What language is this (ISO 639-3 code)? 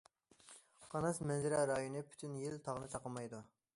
uig